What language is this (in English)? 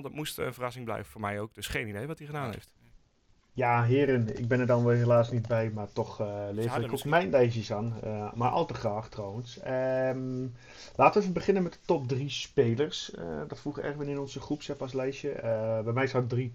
Dutch